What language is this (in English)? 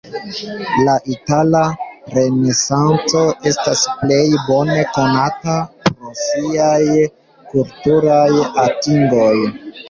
Esperanto